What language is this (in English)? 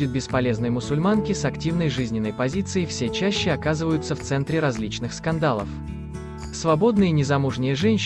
Russian